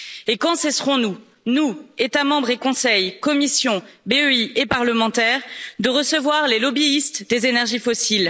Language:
French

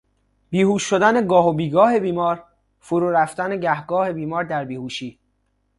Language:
Persian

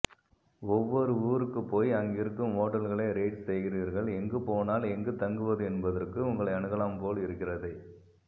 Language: Tamil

